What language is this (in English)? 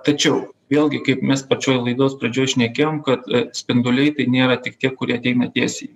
Lithuanian